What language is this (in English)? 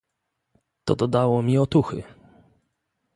Polish